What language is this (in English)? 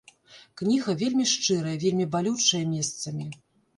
Belarusian